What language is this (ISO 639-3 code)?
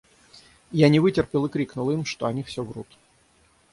rus